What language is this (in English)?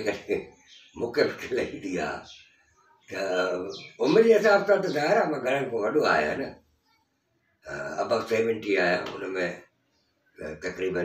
Hindi